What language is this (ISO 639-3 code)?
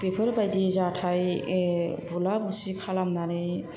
brx